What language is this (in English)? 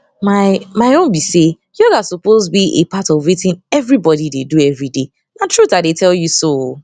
Nigerian Pidgin